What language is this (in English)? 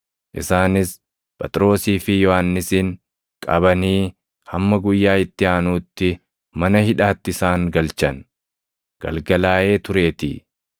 Oromo